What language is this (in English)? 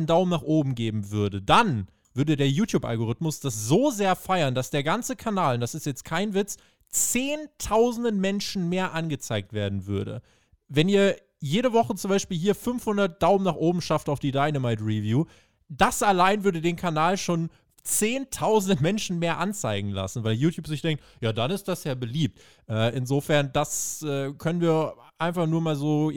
German